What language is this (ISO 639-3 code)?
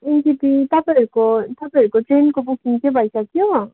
nep